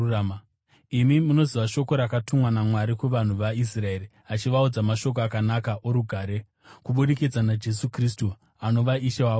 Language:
Shona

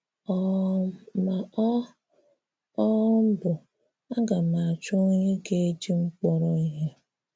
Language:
Igbo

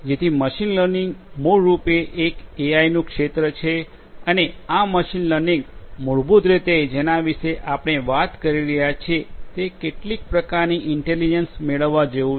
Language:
Gujarati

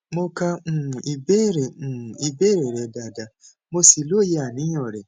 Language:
Yoruba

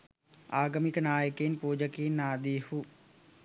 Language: Sinhala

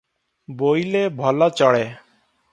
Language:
Odia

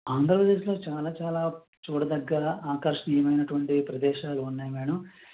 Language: Telugu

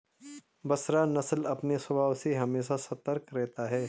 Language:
Hindi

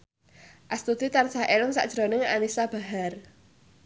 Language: Javanese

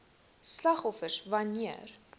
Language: Afrikaans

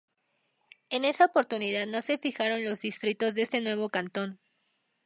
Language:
Spanish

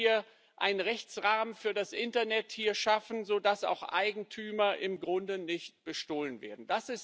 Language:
German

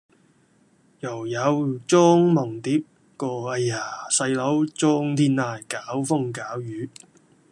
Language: Cantonese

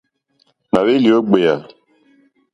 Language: Mokpwe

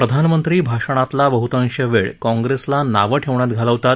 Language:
Marathi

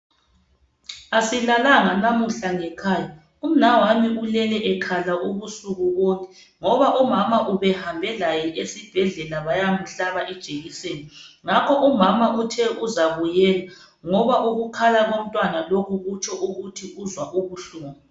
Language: North Ndebele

